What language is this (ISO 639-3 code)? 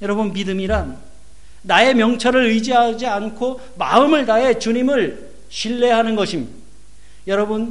kor